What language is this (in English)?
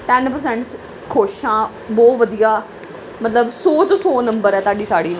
Punjabi